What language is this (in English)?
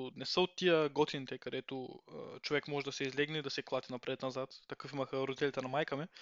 Bulgarian